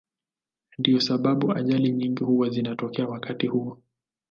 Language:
Swahili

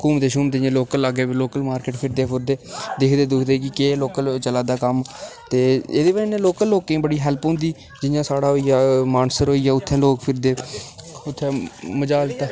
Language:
Dogri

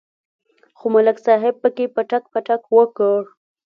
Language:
Pashto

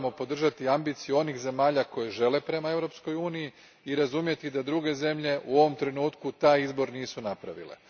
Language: Croatian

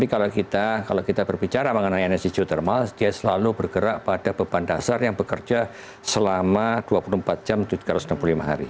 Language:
Indonesian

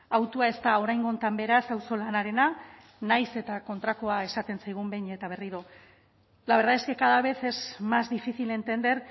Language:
Basque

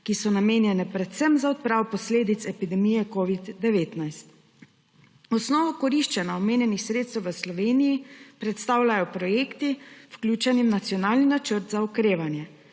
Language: Slovenian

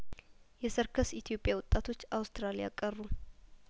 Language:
Amharic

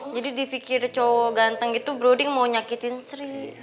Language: Indonesian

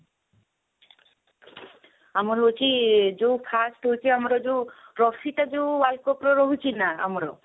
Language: Odia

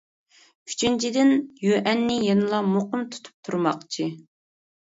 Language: Uyghur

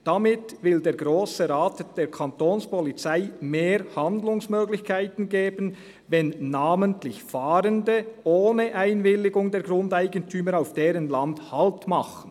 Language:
Swiss German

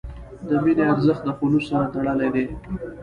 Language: Pashto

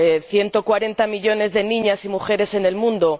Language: Spanish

